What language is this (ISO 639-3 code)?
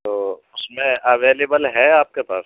urd